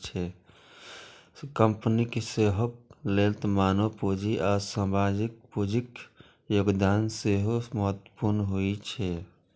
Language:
Maithili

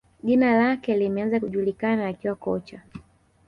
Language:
Swahili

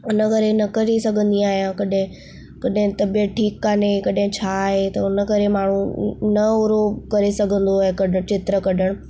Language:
Sindhi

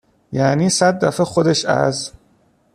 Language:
Persian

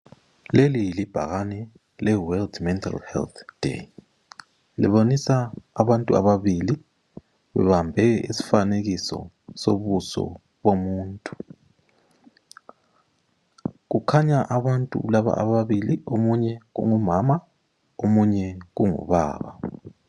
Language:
North Ndebele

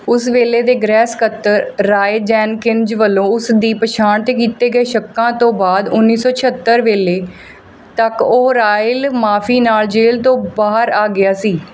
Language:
Punjabi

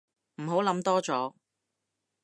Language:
Cantonese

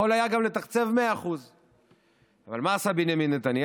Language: Hebrew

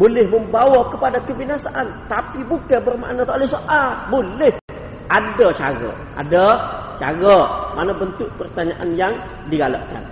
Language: Malay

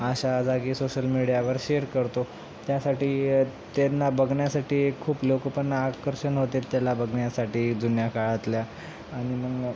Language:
Marathi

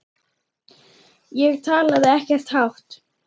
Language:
Icelandic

